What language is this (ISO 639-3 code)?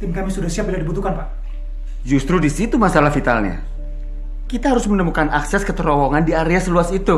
ind